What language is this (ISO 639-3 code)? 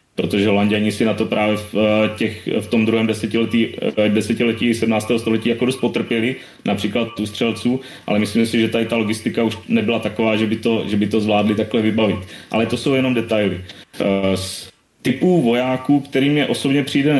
ces